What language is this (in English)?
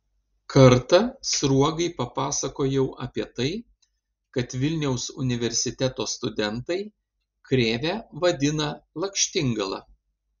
Lithuanian